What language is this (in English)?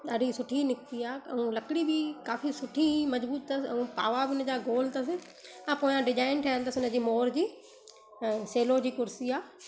Sindhi